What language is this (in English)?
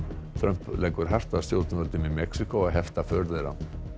Icelandic